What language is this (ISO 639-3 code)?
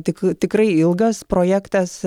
lit